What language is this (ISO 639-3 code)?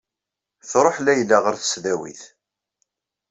kab